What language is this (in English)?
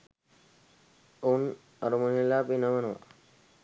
Sinhala